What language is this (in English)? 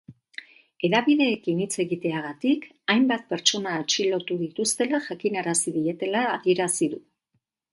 Basque